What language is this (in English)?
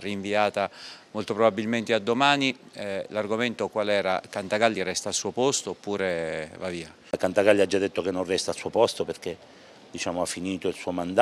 Italian